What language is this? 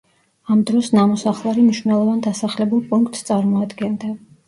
Georgian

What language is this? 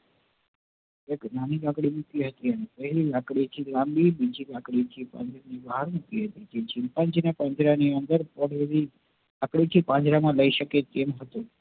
Gujarati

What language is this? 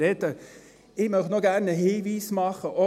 Swiss German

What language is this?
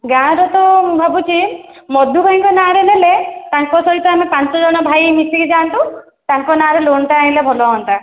Odia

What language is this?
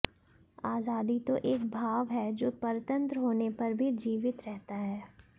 Hindi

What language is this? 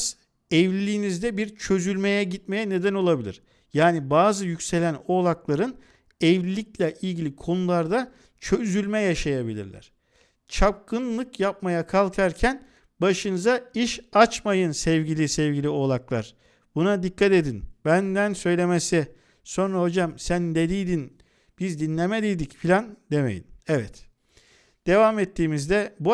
Turkish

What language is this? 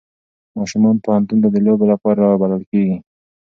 Pashto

